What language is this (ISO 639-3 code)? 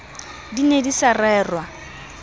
sot